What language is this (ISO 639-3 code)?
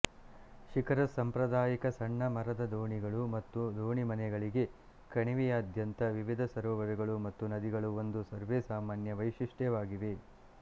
kan